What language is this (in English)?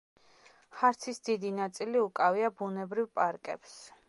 Georgian